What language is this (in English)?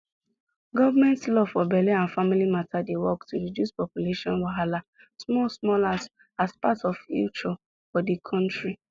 Nigerian Pidgin